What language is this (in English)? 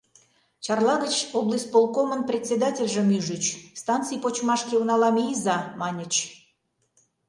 Mari